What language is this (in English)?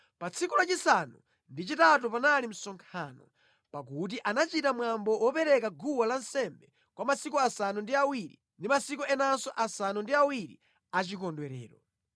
Nyanja